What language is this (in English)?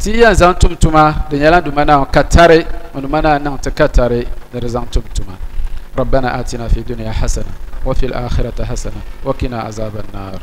Arabic